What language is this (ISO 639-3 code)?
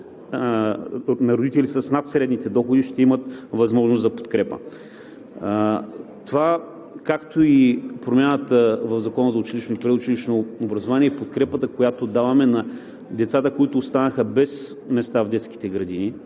bul